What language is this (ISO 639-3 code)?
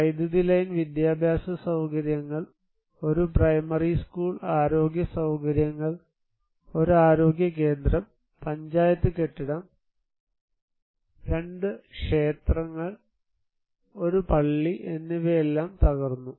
mal